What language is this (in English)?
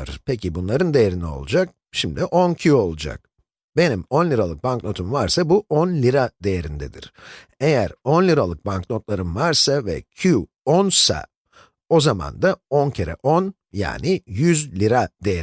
Turkish